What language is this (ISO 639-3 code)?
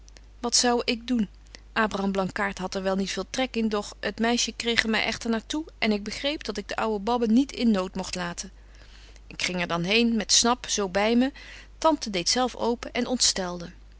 nld